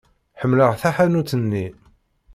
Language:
Kabyle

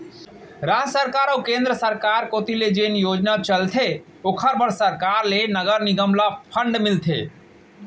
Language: Chhattisgarhi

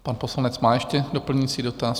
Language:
Czech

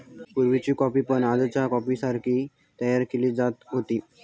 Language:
Marathi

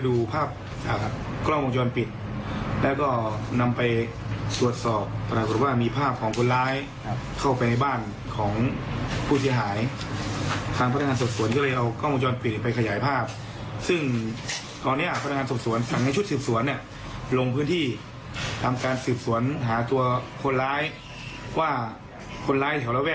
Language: Thai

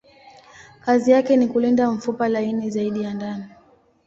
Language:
Swahili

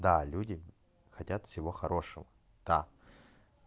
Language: Russian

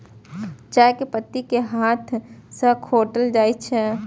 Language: Maithili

